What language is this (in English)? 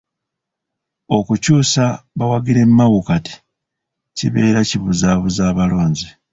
Ganda